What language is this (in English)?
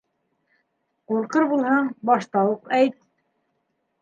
Bashkir